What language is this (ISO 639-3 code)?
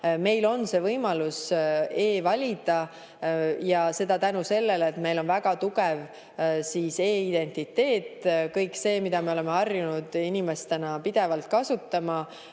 est